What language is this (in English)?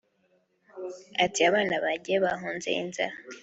Kinyarwanda